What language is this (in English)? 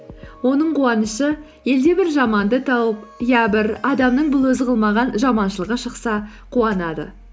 Kazakh